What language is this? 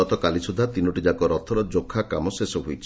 Odia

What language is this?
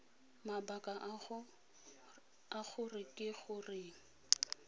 Tswana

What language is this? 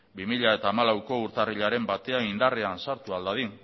Basque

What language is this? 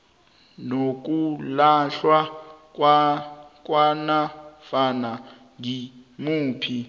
South Ndebele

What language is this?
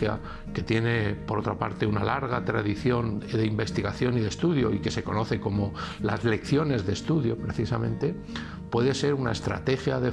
Spanish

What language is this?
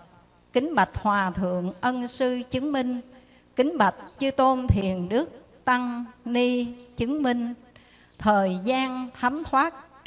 Vietnamese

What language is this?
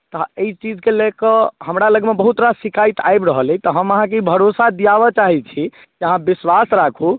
Maithili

